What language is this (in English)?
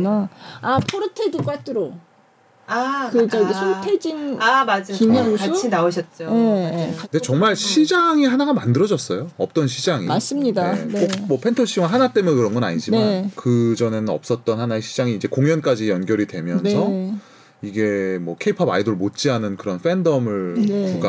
Korean